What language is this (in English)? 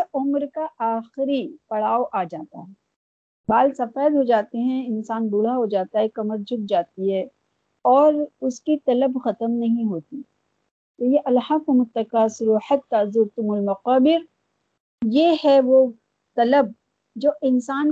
Urdu